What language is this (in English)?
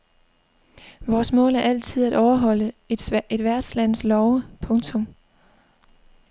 Danish